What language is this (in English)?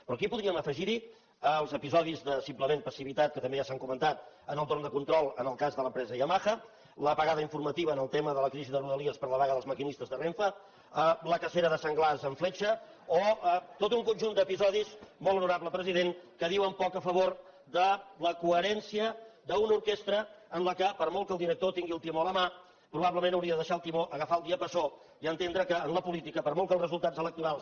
Catalan